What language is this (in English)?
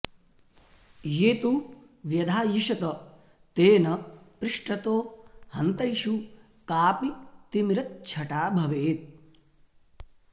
Sanskrit